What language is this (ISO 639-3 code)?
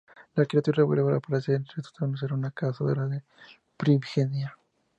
spa